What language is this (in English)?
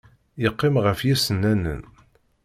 Kabyle